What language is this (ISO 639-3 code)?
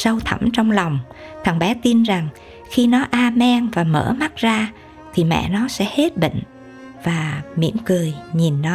vie